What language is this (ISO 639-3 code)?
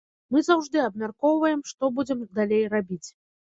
bel